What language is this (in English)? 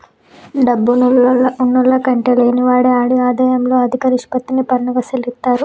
Telugu